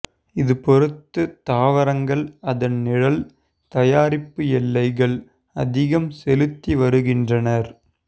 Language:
Tamil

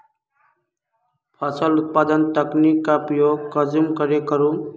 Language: Magahi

